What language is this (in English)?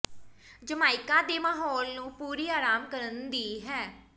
Punjabi